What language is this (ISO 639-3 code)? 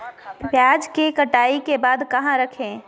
mag